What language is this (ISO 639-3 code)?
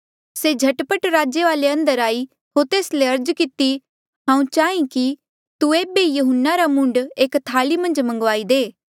mjl